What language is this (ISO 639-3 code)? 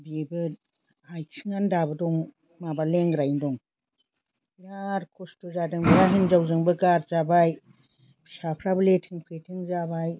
brx